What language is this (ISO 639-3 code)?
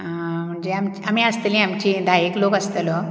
kok